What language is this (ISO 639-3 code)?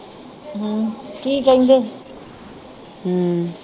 pan